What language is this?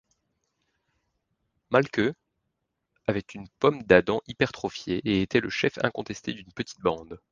French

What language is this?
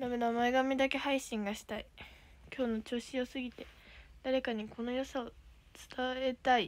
Japanese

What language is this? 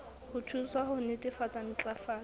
Southern Sotho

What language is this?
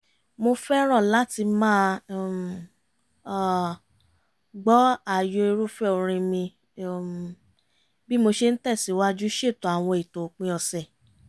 Yoruba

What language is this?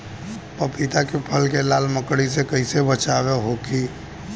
Bhojpuri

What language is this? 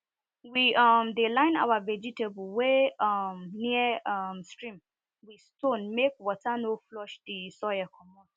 Nigerian Pidgin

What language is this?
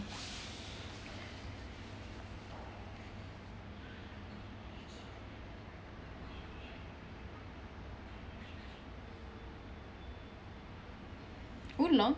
English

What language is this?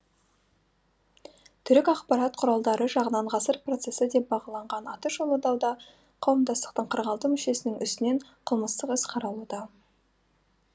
Kazakh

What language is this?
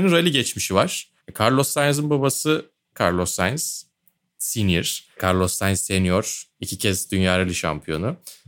Turkish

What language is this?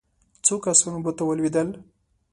Pashto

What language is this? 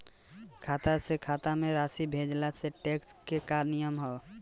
Bhojpuri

